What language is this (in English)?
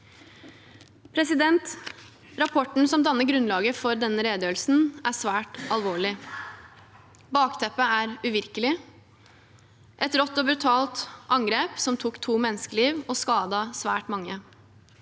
Norwegian